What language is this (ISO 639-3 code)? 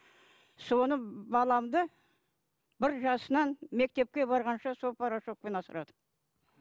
kaz